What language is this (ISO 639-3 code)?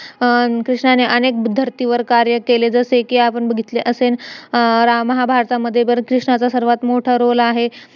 mar